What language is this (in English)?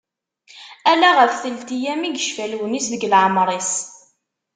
Kabyle